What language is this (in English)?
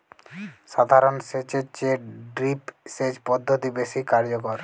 Bangla